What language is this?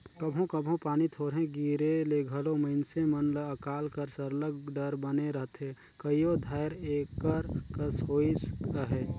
Chhattisgarhi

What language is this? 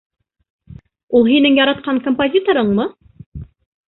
Bashkir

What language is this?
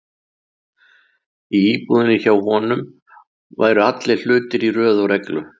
Icelandic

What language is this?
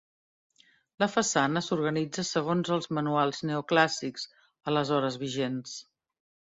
Catalan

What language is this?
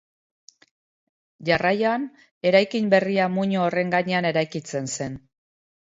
Basque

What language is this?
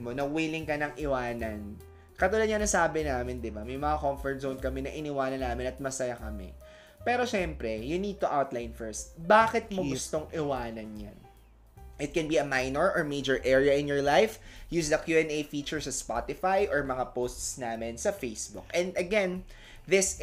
Filipino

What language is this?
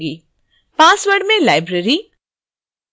Hindi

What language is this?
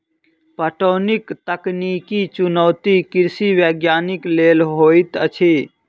Maithili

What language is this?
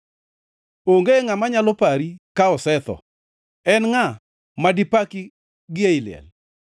Luo (Kenya and Tanzania)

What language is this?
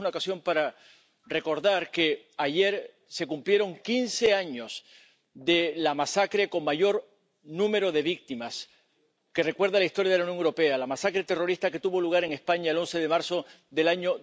Spanish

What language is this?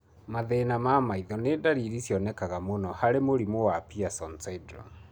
Kikuyu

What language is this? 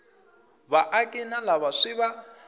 Tsonga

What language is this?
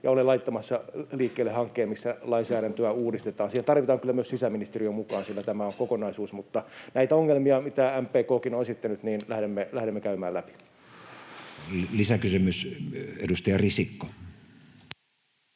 Finnish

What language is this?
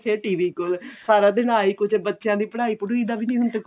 Punjabi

